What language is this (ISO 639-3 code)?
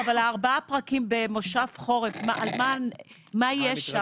heb